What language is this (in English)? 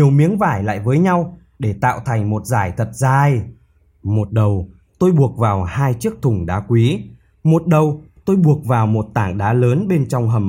Vietnamese